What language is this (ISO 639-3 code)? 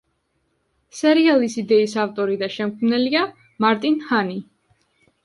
kat